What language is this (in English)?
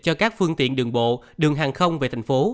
Vietnamese